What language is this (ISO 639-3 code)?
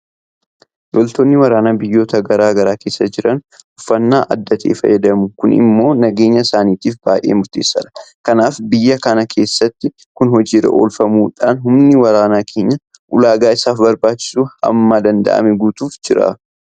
orm